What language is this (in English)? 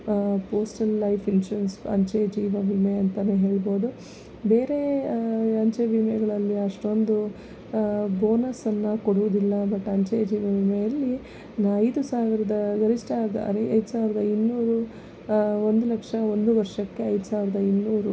Kannada